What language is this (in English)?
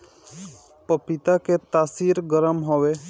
Bhojpuri